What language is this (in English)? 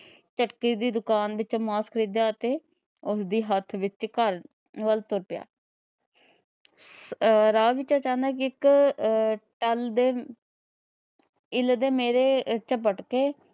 Punjabi